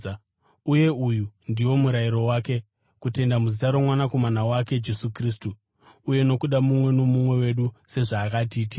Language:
Shona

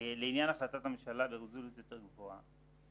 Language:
Hebrew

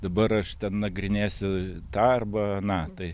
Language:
Lithuanian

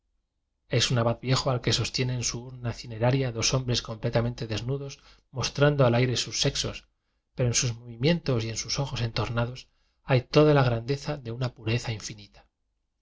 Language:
Spanish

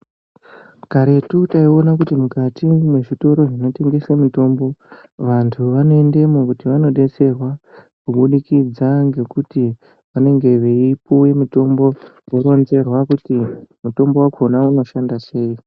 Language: Ndau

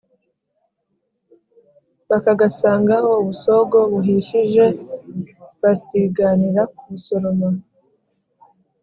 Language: Kinyarwanda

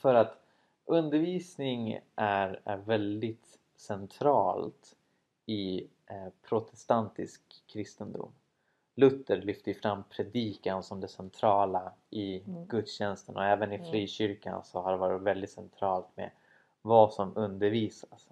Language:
Swedish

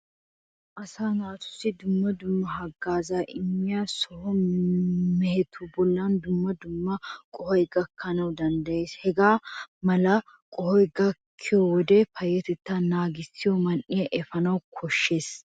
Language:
Wolaytta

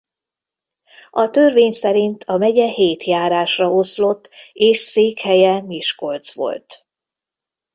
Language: Hungarian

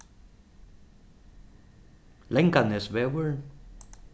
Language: Faroese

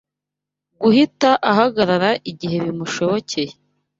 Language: Kinyarwanda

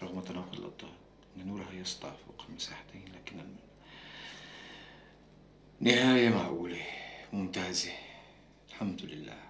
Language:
Arabic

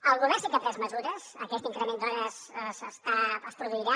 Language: Catalan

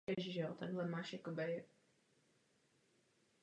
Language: Czech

